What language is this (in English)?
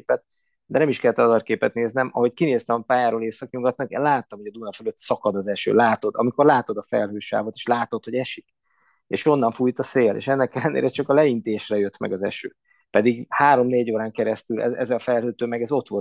Hungarian